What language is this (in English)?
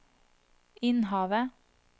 Norwegian